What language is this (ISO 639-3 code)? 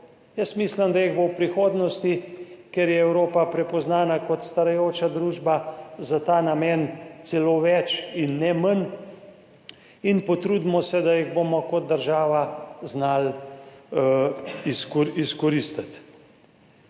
slv